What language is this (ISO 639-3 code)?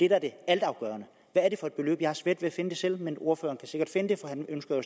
dan